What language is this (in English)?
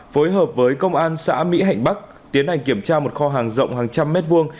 Vietnamese